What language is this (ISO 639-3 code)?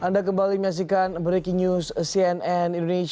ind